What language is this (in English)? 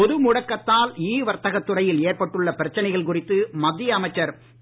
Tamil